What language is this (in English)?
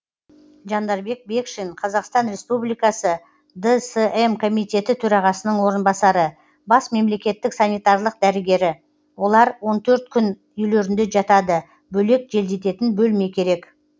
Kazakh